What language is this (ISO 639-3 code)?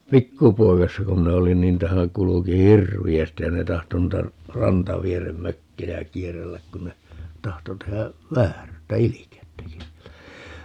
fin